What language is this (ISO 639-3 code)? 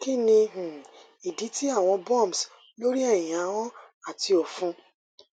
yor